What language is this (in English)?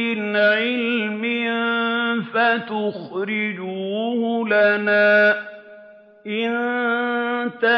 Arabic